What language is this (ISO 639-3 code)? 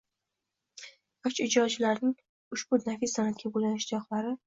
uzb